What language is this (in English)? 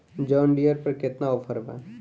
Bhojpuri